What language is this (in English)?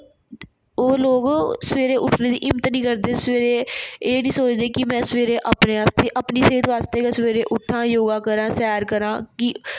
Dogri